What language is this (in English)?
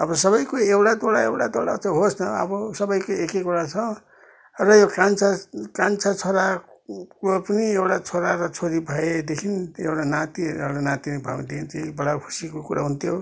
Nepali